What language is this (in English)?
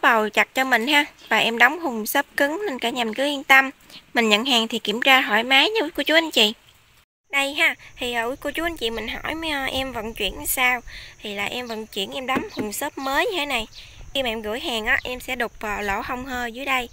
Vietnamese